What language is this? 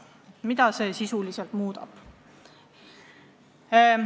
Estonian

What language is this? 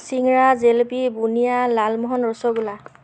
Assamese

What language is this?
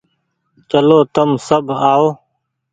Goaria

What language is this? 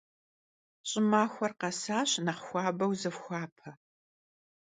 Kabardian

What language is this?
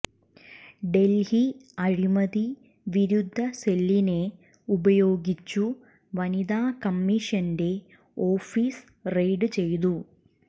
Malayalam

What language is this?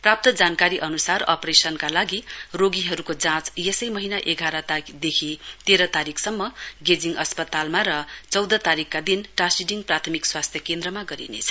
Nepali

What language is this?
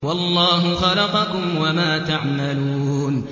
Arabic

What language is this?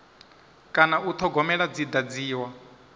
Venda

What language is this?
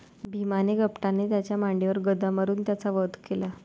Marathi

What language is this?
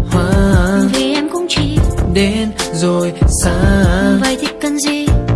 Vietnamese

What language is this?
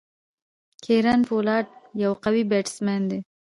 Pashto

